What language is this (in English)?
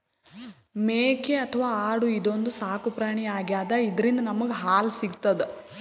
Kannada